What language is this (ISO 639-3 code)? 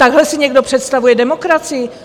ces